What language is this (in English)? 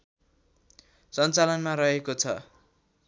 Nepali